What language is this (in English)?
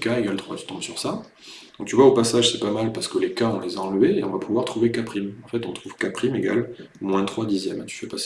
French